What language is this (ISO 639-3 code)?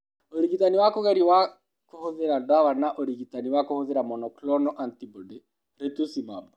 kik